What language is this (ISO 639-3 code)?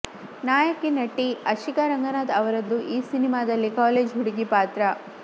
kan